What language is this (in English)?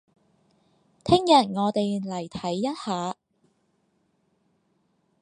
Cantonese